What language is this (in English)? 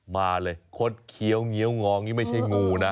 Thai